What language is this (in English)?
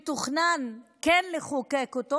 Hebrew